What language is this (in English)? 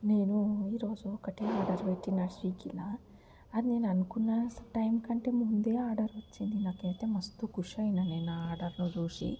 Telugu